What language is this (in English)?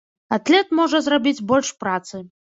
Belarusian